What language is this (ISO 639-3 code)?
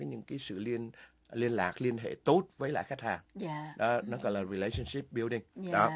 vie